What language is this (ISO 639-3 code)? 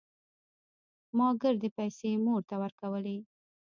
pus